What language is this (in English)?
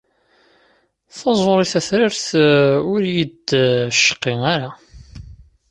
Kabyle